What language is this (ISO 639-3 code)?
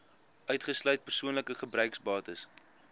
afr